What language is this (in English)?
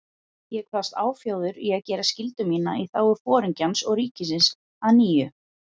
Icelandic